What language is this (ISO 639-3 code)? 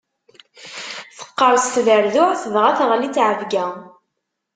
kab